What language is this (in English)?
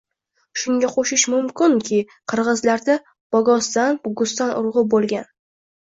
Uzbek